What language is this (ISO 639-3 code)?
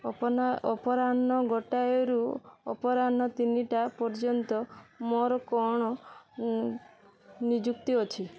ori